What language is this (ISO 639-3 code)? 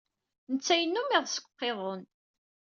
kab